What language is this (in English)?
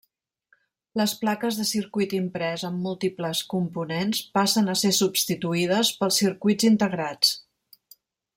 Catalan